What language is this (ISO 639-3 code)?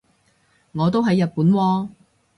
yue